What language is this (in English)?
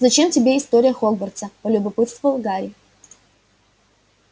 Russian